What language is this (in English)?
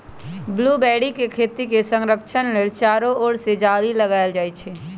Magahi